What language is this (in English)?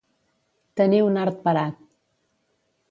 Catalan